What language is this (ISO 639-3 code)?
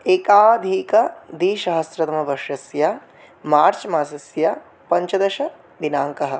san